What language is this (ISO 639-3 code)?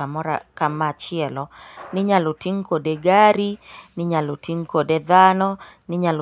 luo